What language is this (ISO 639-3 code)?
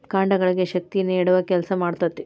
kan